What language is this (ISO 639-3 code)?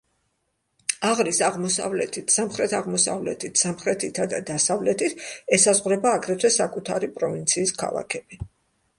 kat